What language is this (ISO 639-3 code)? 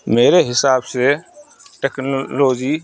urd